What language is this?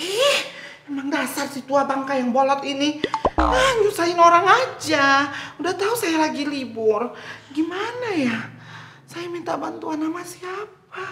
Indonesian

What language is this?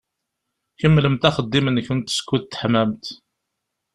Kabyle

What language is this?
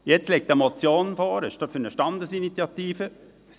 Swiss German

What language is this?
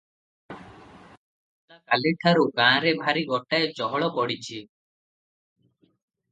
Odia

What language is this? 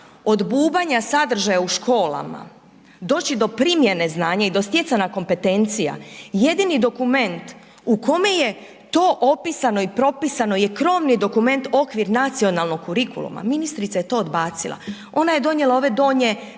Croatian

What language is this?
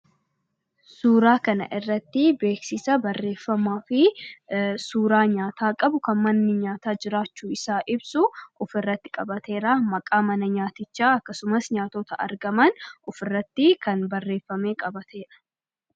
Oromo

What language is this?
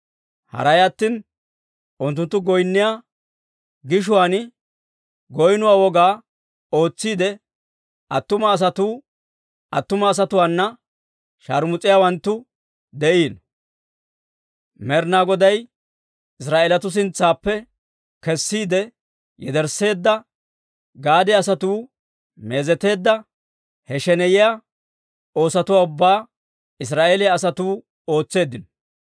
Dawro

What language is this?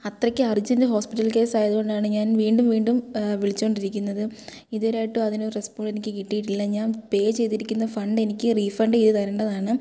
Malayalam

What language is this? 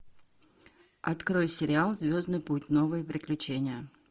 Russian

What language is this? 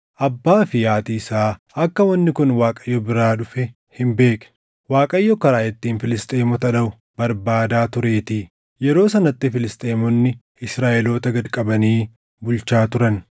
Oromo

